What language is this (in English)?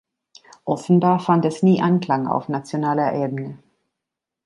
German